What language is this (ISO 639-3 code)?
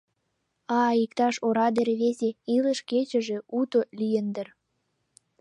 chm